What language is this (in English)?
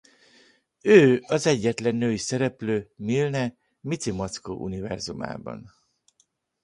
Hungarian